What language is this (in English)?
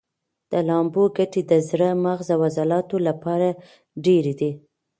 Pashto